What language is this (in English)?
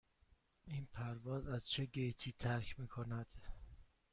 Persian